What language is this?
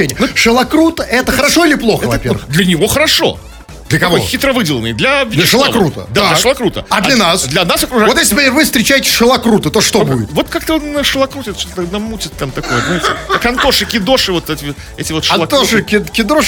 Russian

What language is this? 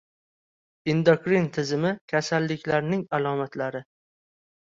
Uzbek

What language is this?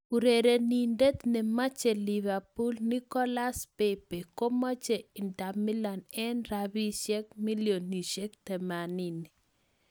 Kalenjin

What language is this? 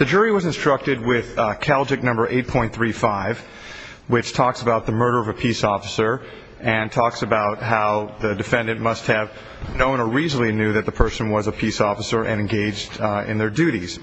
English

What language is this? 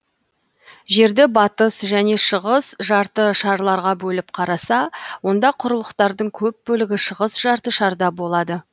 Kazakh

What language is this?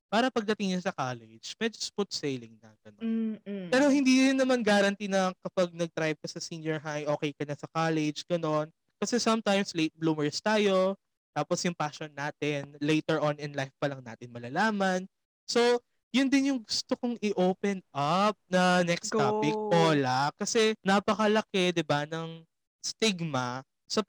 Filipino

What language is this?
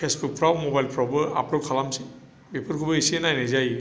Bodo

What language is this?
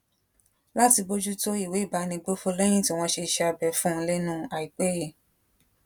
Yoruba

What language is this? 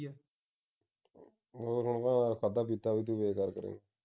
Punjabi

